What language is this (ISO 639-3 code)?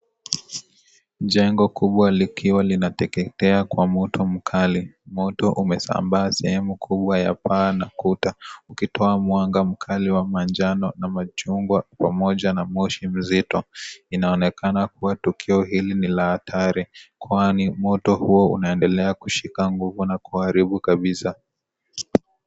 swa